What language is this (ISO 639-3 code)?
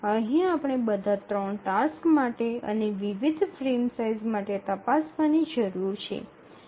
guj